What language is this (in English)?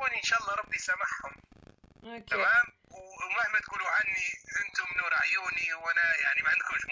Arabic